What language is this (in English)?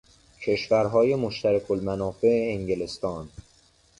Persian